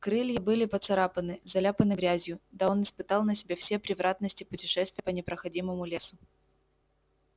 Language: Russian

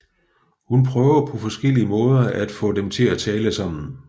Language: Danish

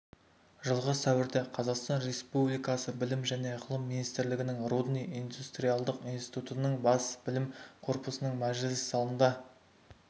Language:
Kazakh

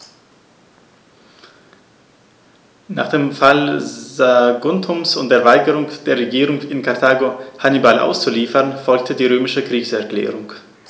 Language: German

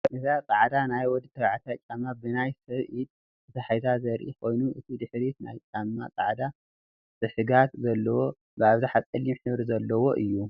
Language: Tigrinya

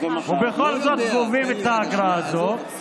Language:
Hebrew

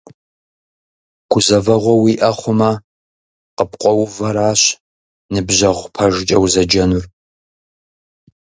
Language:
Kabardian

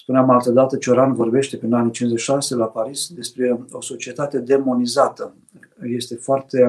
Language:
Romanian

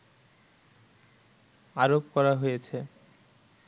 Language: Bangla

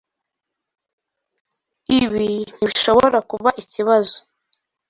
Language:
Kinyarwanda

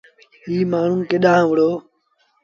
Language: Sindhi Bhil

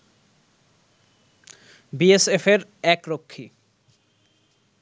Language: Bangla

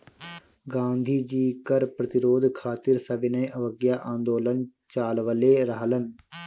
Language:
Bhojpuri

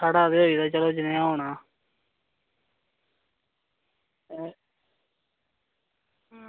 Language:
Dogri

